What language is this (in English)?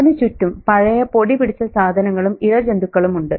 Malayalam